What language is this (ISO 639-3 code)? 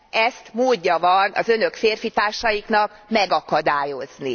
hun